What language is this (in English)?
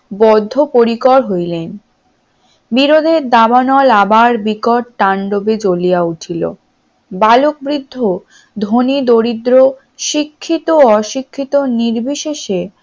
Bangla